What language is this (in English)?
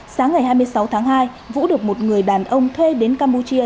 Vietnamese